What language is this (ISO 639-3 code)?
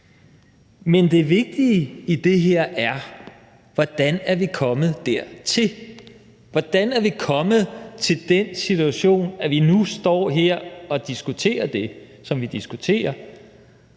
dan